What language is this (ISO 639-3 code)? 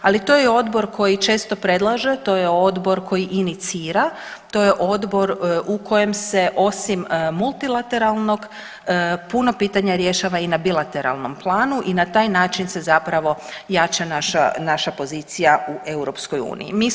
hrv